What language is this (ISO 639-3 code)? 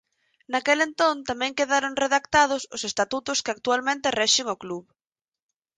glg